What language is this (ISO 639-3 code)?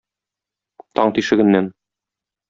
tat